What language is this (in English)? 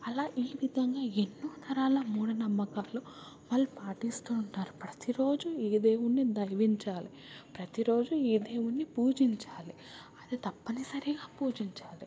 Telugu